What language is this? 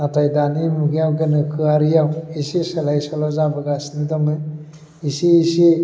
Bodo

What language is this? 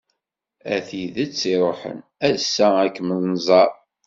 Kabyle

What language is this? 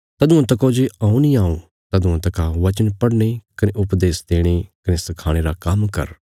Bilaspuri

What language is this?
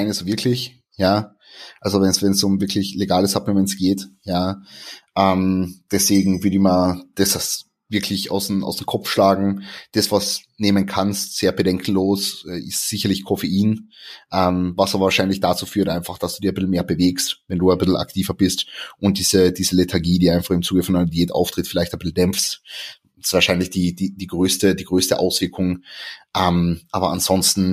German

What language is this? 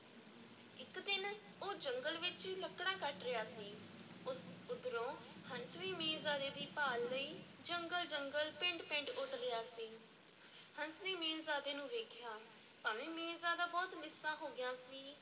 Punjabi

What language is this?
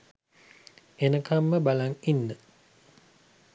Sinhala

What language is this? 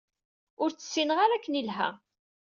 Kabyle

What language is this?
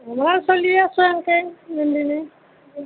Assamese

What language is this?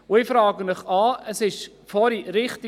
Swiss German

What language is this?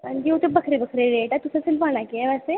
Dogri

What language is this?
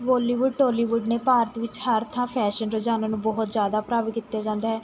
Punjabi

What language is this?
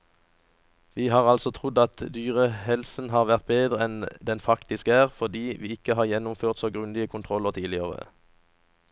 Norwegian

